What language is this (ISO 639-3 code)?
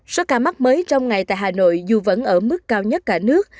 vie